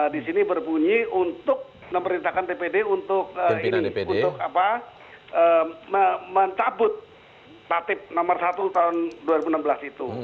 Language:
Indonesian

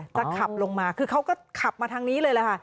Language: Thai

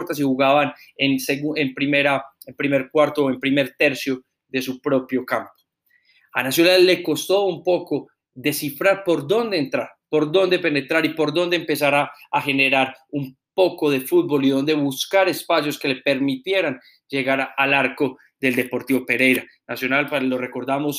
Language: Spanish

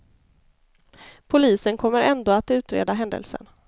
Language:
Swedish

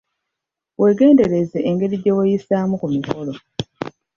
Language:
Ganda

